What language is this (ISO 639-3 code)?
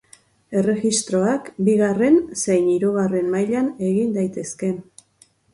eus